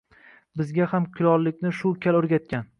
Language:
Uzbek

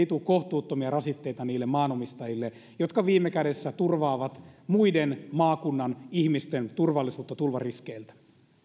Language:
Finnish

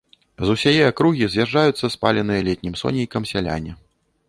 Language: Belarusian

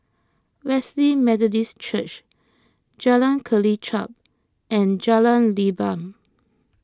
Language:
English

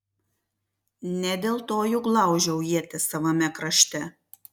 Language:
Lithuanian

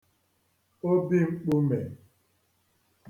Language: Igbo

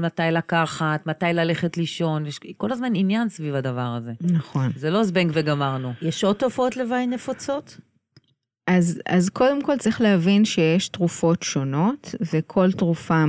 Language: Hebrew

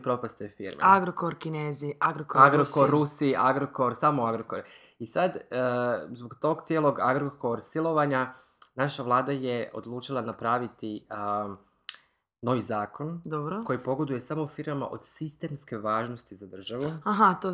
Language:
Croatian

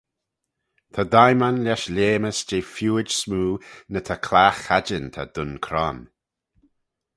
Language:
Manx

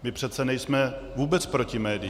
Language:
Czech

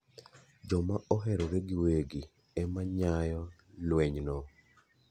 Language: Luo (Kenya and Tanzania)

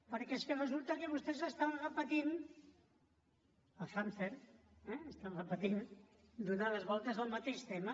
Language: Catalan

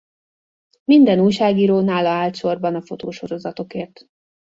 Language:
Hungarian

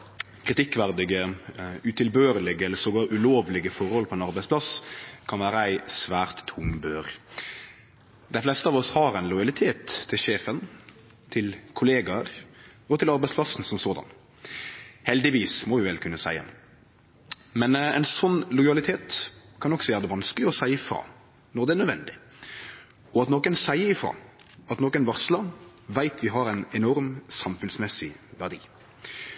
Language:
Norwegian Nynorsk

